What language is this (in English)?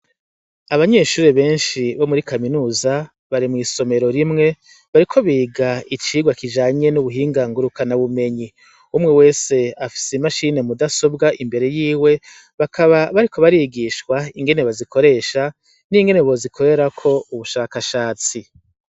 Rundi